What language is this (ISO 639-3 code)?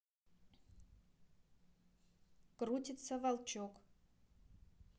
rus